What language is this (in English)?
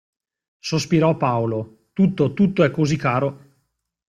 Italian